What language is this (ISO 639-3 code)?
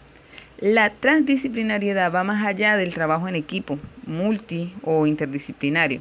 spa